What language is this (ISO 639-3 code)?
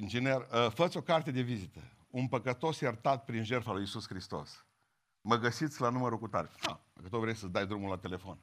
ron